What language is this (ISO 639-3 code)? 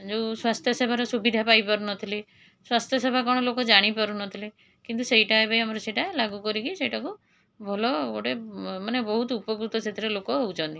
ori